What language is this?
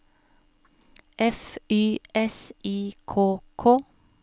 Norwegian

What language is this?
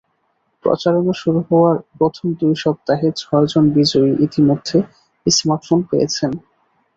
Bangla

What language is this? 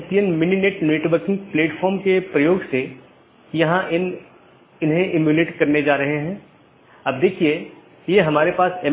Hindi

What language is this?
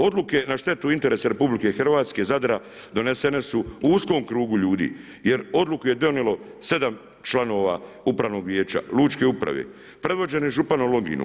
Croatian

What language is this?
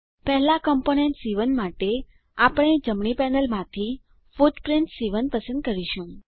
Gujarati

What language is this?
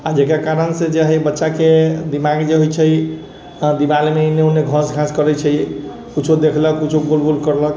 Maithili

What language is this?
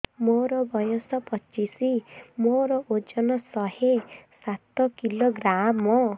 Odia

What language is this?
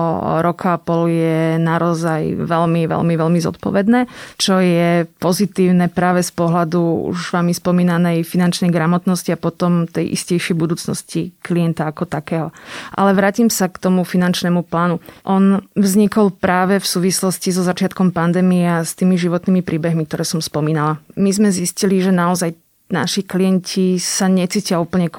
Slovak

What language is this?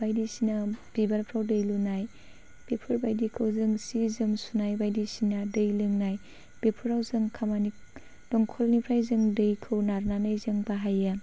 Bodo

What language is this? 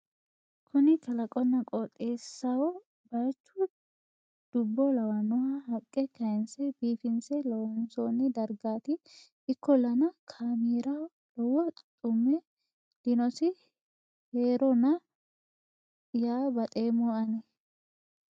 Sidamo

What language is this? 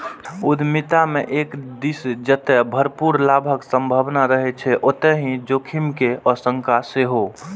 Maithili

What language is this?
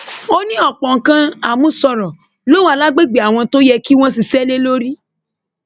Yoruba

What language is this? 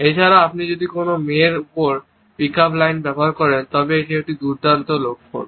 Bangla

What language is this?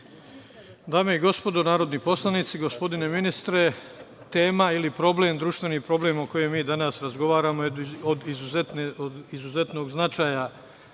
Serbian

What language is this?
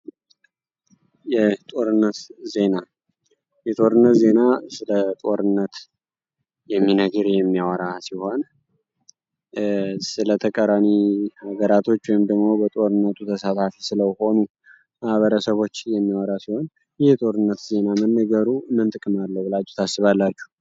Amharic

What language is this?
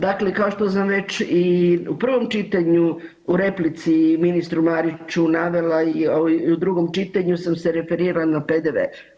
Croatian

